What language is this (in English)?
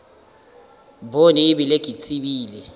Northern Sotho